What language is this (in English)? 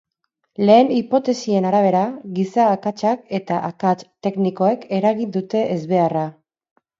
Basque